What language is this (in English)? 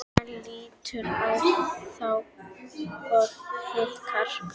Icelandic